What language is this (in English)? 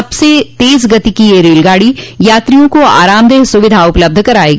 Hindi